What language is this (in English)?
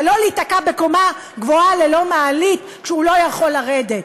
Hebrew